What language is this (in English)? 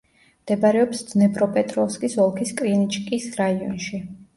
Georgian